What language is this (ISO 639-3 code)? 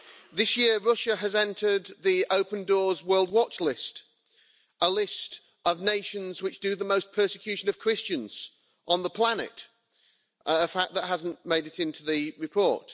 eng